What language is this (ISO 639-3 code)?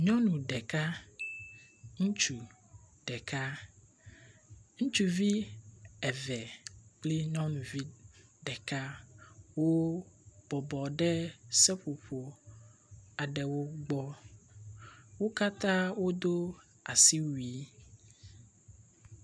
ewe